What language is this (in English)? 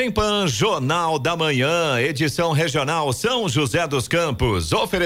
Portuguese